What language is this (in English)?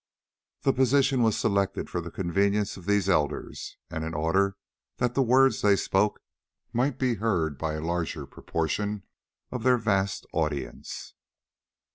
English